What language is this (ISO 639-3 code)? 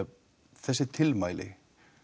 isl